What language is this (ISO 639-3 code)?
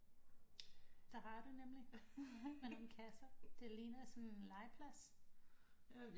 dan